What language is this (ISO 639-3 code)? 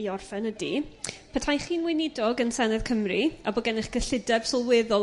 cym